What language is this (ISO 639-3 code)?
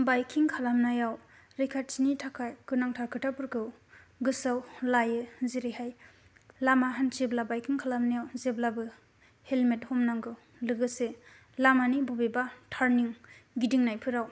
brx